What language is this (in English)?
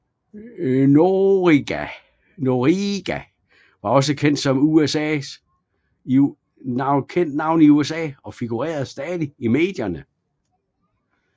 Danish